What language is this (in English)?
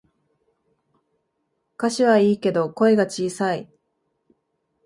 Japanese